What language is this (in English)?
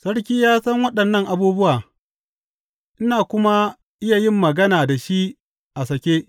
Hausa